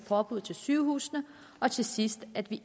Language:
Danish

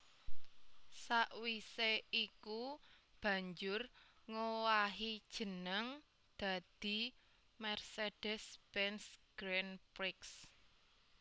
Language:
Javanese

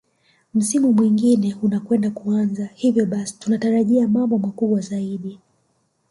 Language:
Swahili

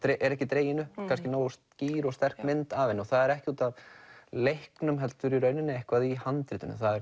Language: Icelandic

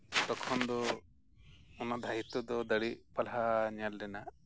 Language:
Santali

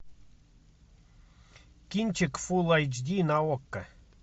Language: Russian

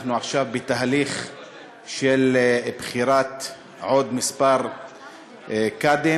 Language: Hebrew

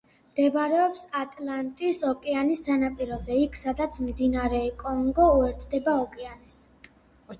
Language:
Georgian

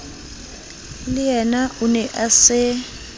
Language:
Southern Sotho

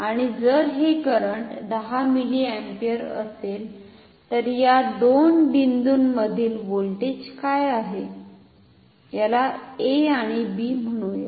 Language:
Marathi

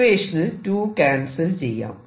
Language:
Malayalam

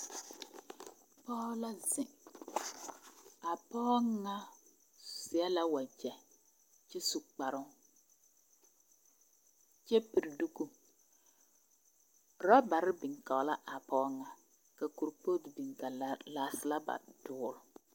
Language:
Southern Dagaare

